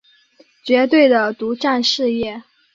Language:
Chinese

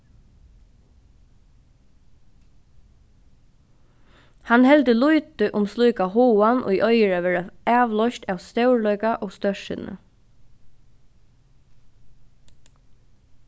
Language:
Faroese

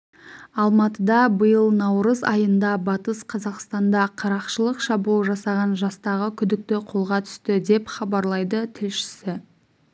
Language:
Kazakh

